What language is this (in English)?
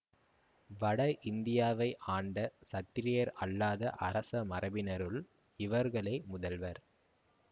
Tamil